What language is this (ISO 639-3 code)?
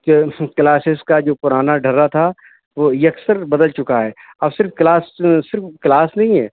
urd